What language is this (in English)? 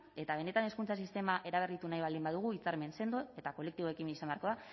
Basque